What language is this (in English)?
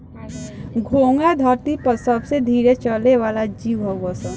Bhojpuri